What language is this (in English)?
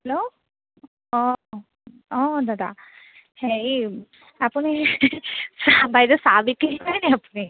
Assamese